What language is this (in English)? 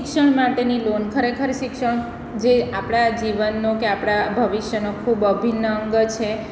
Gujarati